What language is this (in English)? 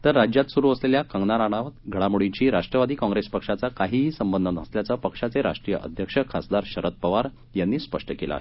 Marathi